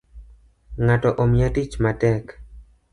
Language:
Luo (Kenya and Tanzania)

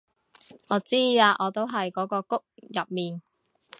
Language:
Cantonese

